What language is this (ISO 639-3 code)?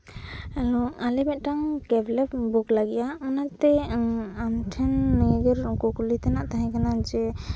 sat